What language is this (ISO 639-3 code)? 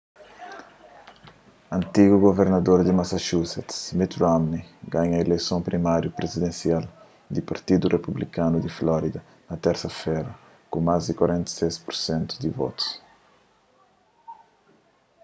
kea